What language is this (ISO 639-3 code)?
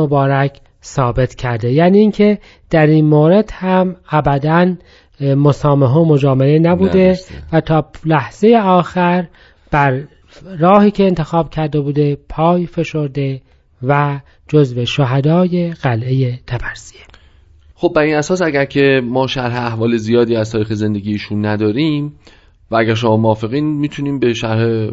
fas